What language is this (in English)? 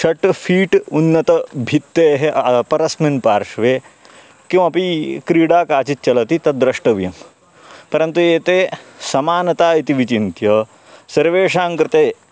Sanskrit